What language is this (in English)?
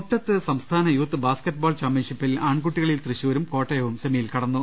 Malayalam